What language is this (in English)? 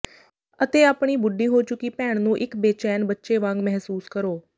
Punjabi